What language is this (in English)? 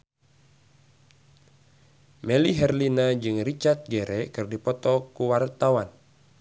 Sundanese